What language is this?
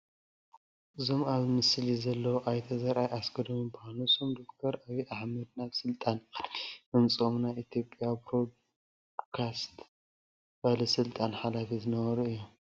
Tigrinya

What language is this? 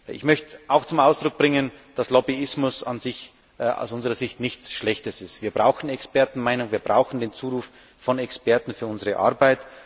German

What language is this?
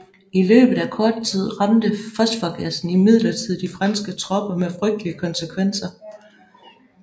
Danish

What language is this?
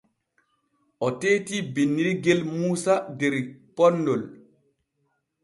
Borgu Fulfulde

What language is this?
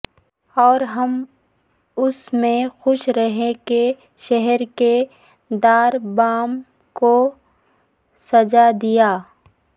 Urdu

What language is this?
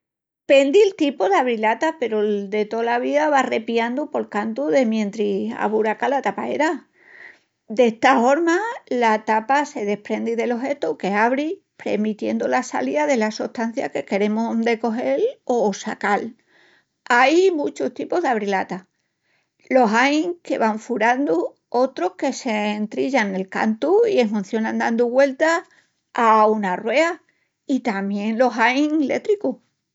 Extremaduran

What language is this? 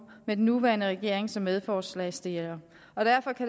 Danish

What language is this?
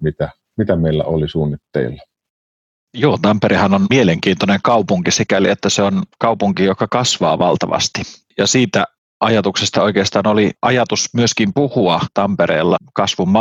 Finnish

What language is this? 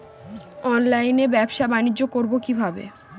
Bangla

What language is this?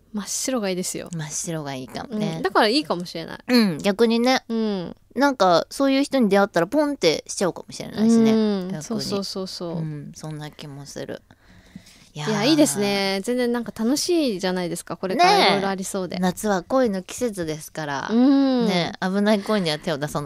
Japanese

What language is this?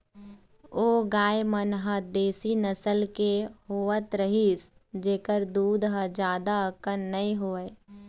Chhattisgarhi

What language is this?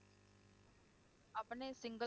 Punjabi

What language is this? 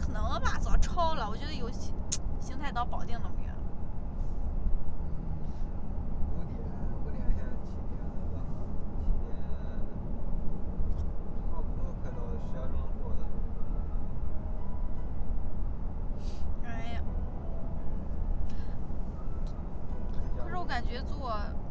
Chinese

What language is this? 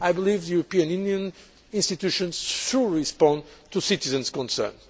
English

